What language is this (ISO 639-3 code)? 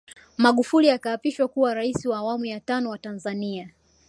swa